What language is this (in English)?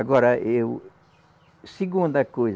Portuguese